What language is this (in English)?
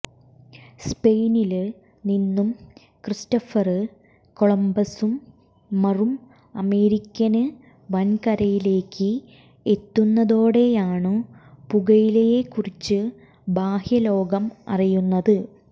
Malayalam